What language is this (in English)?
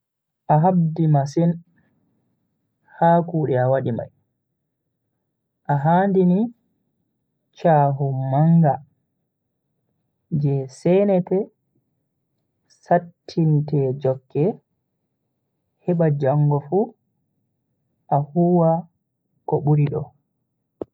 Bagirmi Fulfulde